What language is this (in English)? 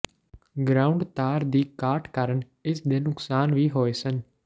Punjabi